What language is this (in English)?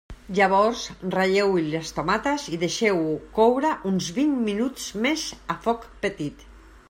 Catalan